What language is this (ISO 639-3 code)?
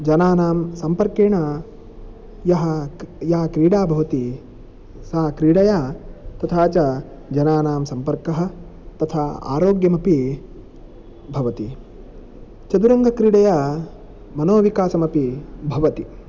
san